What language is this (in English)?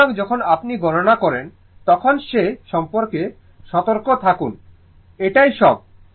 Bangla